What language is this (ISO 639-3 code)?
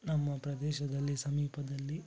kan